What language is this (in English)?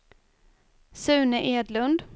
Swedish